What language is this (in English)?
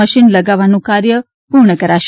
Gujarati